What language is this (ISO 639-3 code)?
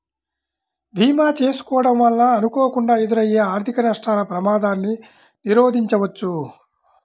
tel